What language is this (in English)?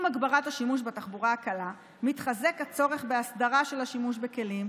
Hebrew